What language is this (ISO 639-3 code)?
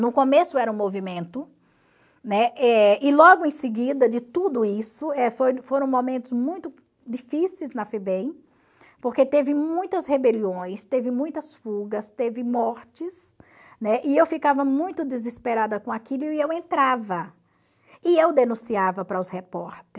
por